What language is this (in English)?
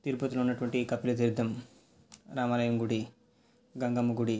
Telugu